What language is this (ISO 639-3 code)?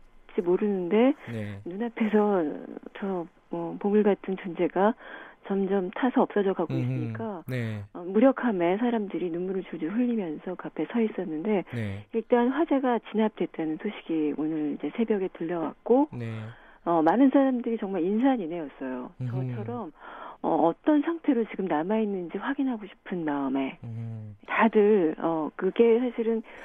kor